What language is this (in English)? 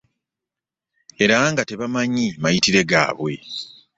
Ganda